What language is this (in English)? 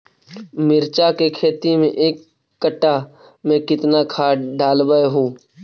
Magahi